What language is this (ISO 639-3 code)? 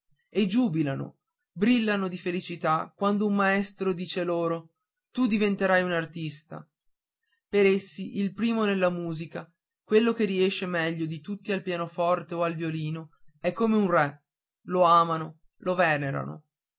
ita